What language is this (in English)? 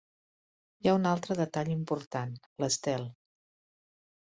Catalan